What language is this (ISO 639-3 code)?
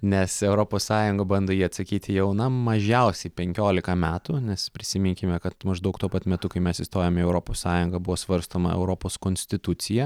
lit